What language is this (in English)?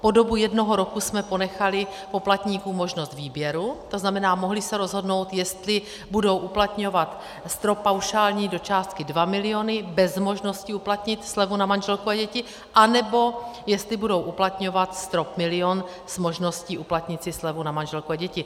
Czech